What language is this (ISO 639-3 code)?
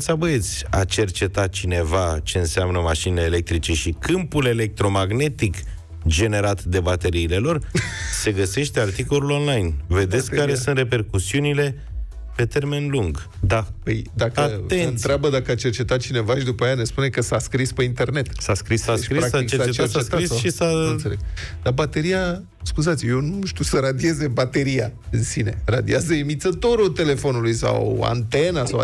ron